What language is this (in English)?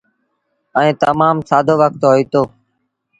Sindhi Bhil